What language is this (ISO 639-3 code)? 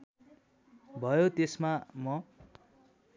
nep